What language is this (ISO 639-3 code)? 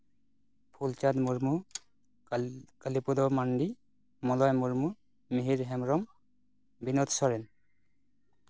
sat